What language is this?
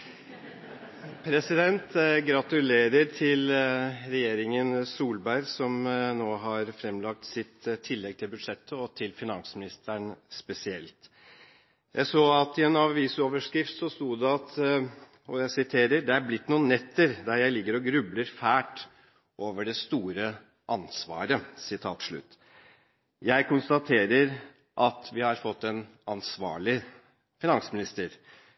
Norwegian Bokmål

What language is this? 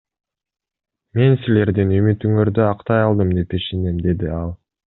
Kyrgyz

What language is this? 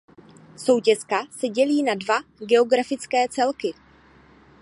Czech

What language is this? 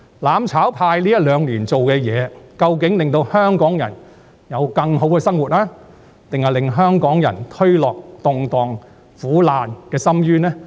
Cantonese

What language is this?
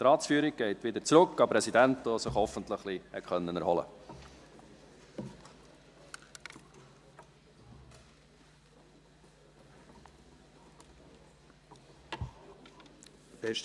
Swiss German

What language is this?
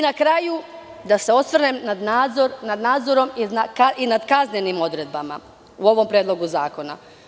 Serbian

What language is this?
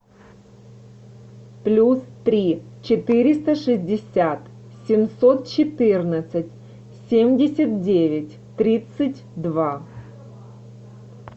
Russian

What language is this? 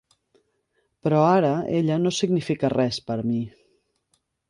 Catalan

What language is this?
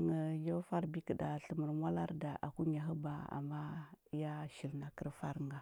Huba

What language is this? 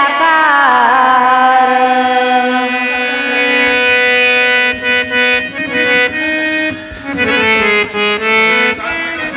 Marathi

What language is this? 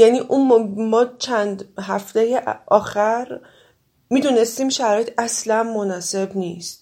Persian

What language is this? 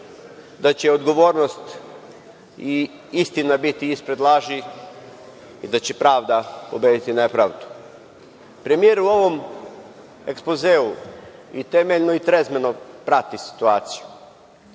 Serbian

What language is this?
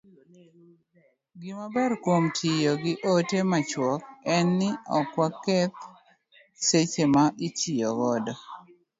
Luo (Kenya and Tanzania)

